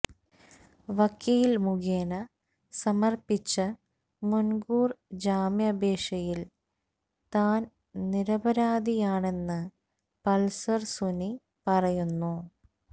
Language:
Malayalam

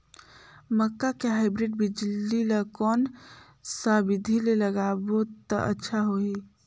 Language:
Chhattisgarhi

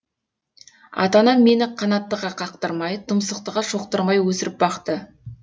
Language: Kazakh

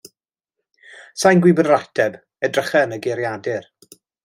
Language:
Welsh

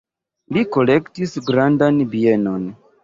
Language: Esperanto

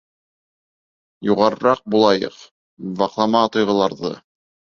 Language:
Bashkir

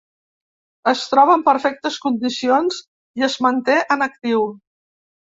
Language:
Catalan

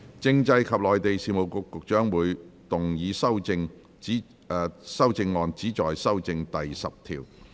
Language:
Cantonese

